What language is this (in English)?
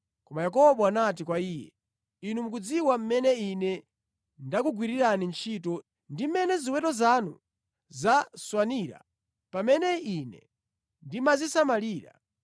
Nyanja